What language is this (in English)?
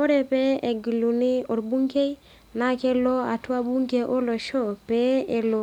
Masai